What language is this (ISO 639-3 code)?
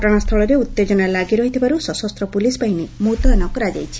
ori